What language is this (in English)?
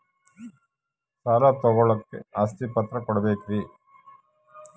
Kannada